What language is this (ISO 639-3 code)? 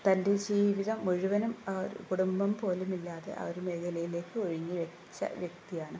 mal